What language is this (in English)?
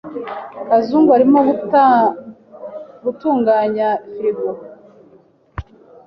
Kinyarwanda